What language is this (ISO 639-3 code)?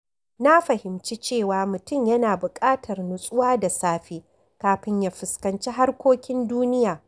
hau